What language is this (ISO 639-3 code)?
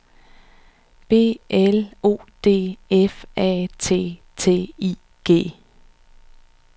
dan